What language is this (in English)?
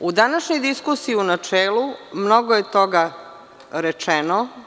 Serbian